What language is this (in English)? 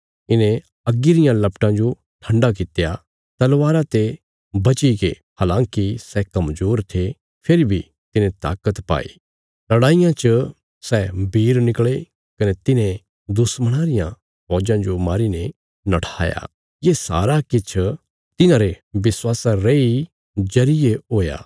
Bilaspuri